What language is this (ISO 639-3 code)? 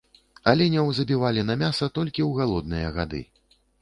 bel